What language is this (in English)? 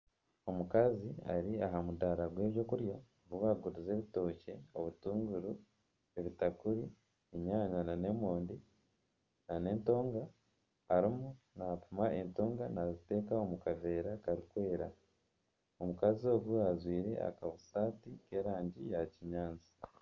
Nyankole